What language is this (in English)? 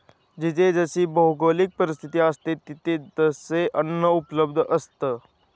Marathi